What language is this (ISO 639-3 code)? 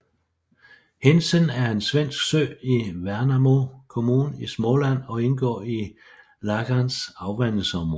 dan